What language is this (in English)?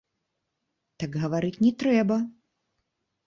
Belarusian